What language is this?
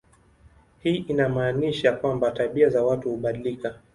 Swahili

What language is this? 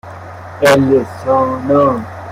Persian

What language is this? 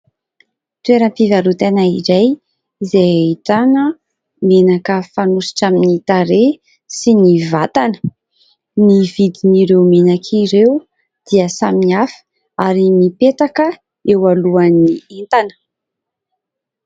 Malagasy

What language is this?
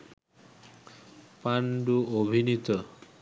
Bangla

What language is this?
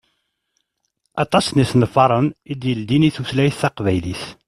Kabyle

